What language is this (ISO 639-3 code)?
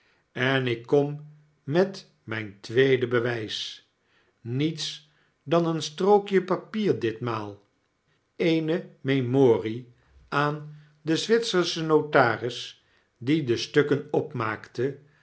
nld